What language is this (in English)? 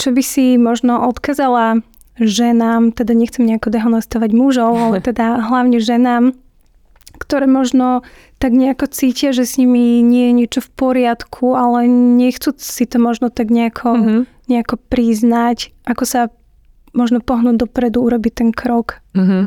Slovak